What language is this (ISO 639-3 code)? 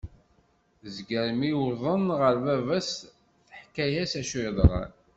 kab